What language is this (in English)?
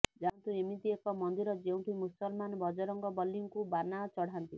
Odia